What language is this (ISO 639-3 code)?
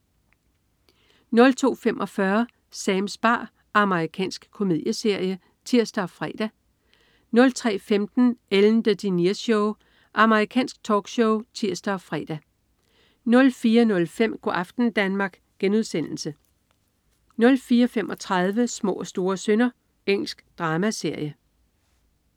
dan